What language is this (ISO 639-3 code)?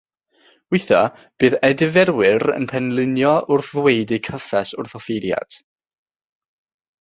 cym